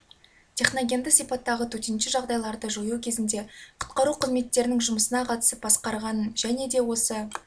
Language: Kazakh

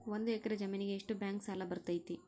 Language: Kannada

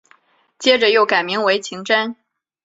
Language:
Chinese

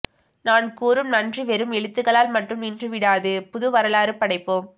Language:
Tamil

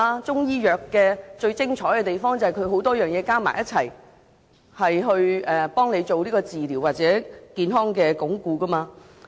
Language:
Cantonese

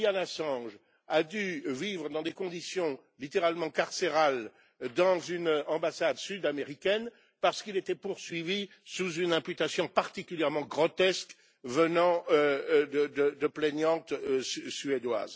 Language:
French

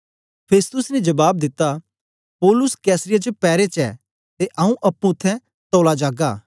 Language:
Dogri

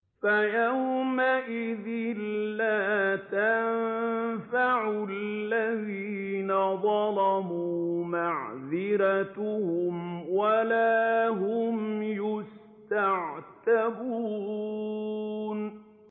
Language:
Arabic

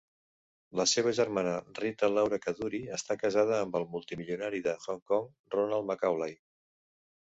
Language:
Catalan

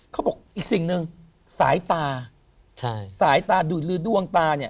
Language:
Thai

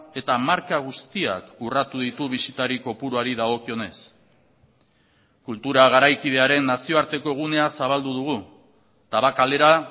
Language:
Basque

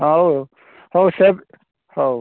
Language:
Odia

